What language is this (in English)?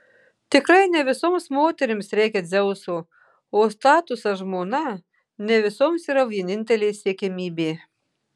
Lithuanian